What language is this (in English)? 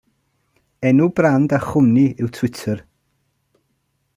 Welsh